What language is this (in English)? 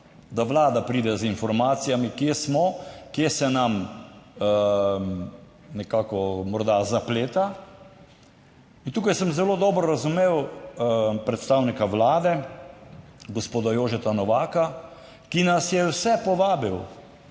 Slovenian